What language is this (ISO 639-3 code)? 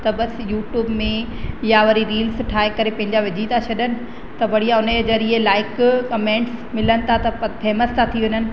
snd